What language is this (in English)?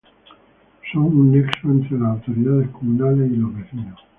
Spanish